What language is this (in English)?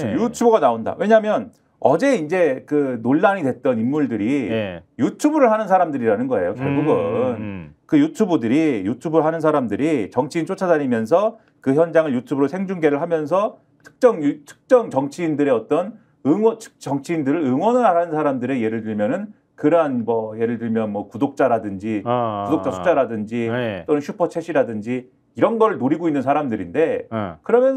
Korean